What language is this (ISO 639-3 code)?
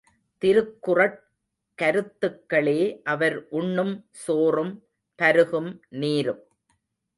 tam